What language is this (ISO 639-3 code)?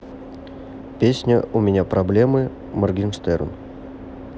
rus